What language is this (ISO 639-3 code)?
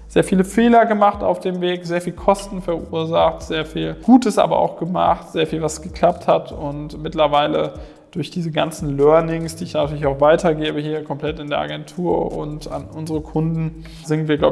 deu